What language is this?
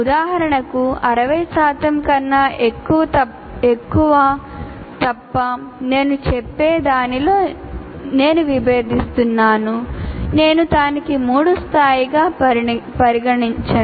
Telugu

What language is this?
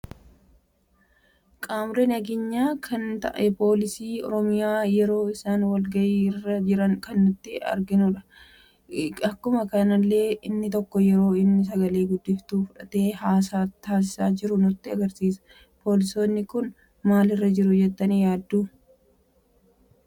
Oromo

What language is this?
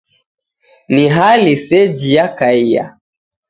Taita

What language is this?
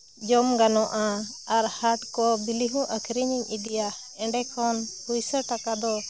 Santali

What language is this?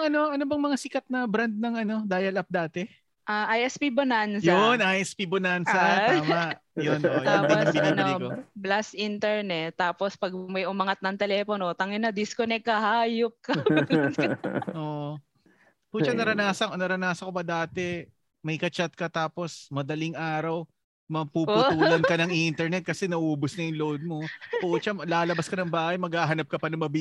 Filipino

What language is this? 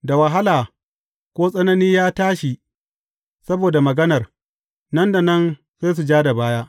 Hausa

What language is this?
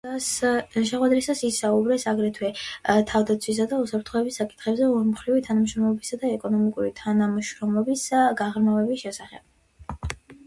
Georgian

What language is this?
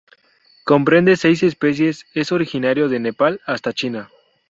Spanish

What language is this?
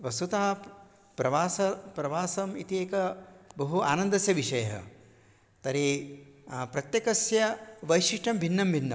Sanskrit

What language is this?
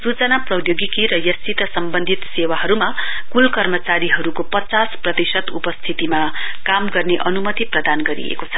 Nepali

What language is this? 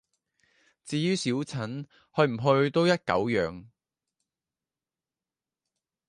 Cantonese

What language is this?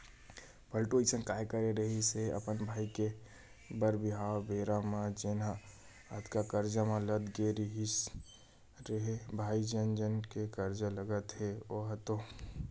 Chhattisgarhi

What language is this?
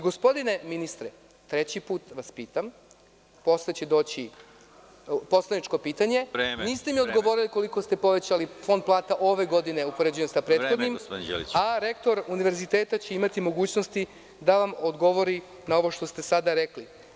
Serbian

